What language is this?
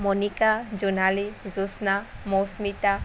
Assamese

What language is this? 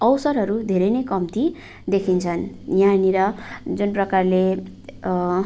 Nepali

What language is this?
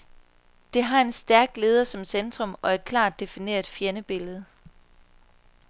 Danish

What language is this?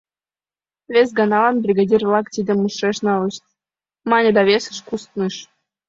Mari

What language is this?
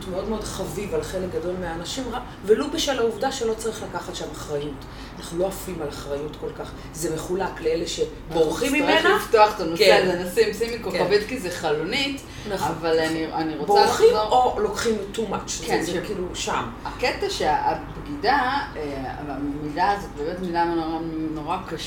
Hebrew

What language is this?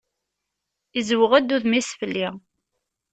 Kabyle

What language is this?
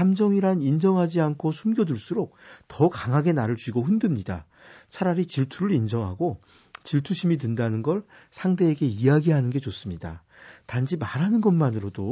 Korean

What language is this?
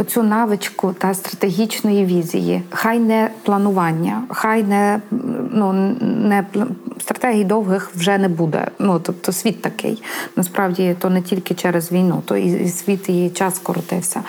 Ukrainian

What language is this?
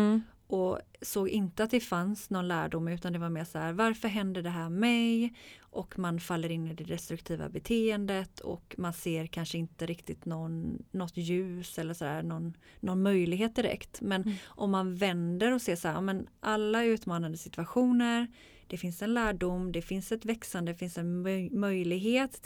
Swedish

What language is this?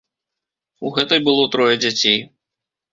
Belarusian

